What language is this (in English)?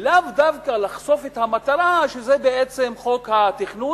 Hebrew